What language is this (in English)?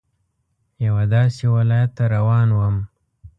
Pashto